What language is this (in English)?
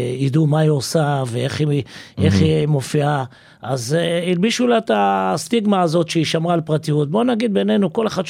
Hebrew